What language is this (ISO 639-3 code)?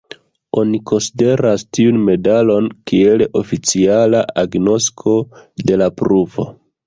epo